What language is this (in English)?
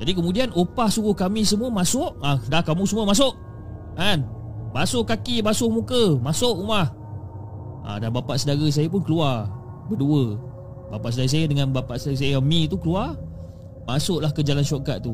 Malay